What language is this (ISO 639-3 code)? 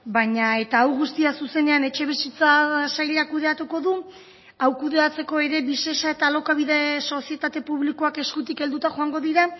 eus